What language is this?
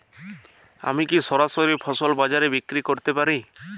Bangla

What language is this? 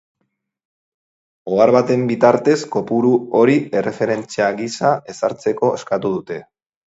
Basque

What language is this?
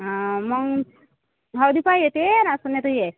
Marathi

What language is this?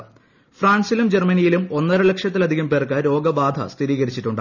Malayalam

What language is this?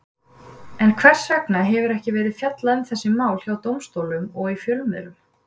Icelandic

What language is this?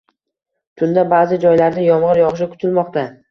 Uzbek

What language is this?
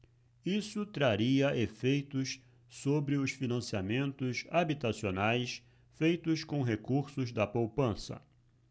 Portuguese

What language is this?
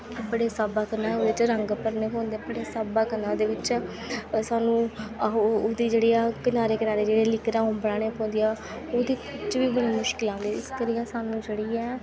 Dogri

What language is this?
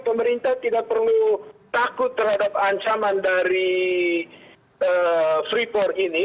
Indonesian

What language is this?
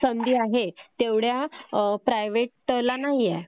Marathi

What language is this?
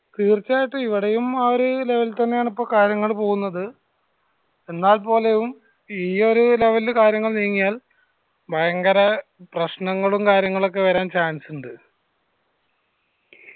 Malayalam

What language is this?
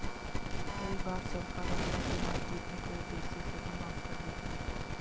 Hindi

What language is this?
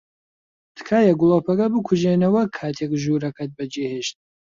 Central Kurdish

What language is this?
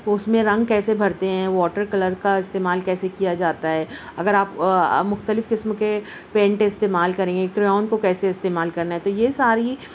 Urdu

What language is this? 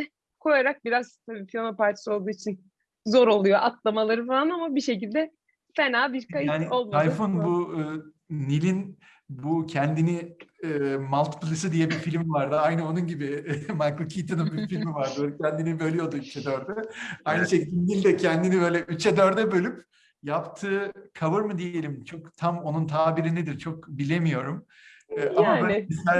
Turkish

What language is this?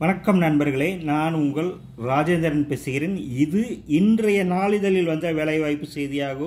Korean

